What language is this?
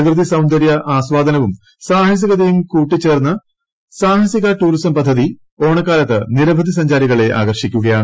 Malayalam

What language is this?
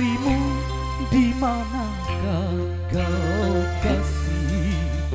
Indonesian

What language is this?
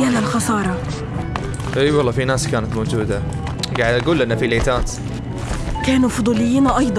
Arabic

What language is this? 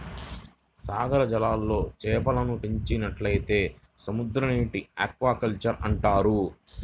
Telugu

